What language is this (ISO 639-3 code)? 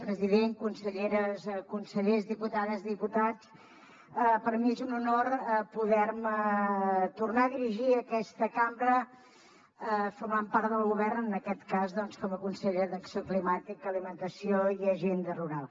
cat